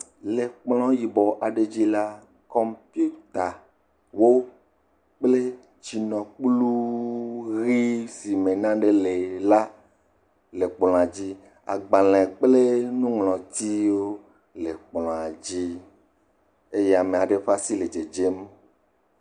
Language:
Ewe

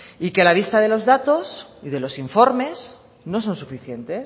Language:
Spanish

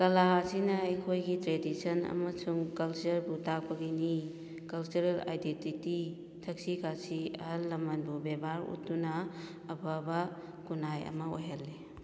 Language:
Manipuri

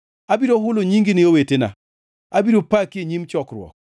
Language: Luo (Kenya and Tanzania)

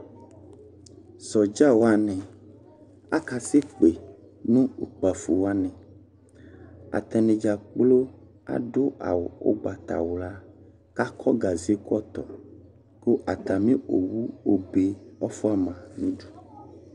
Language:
Ikposo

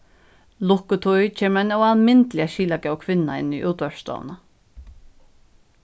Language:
Faroese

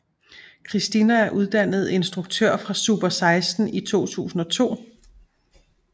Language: Danish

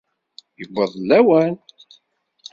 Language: Kabyle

